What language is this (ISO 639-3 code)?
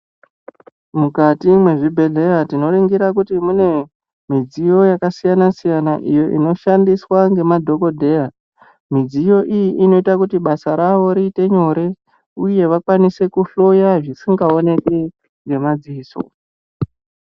ndc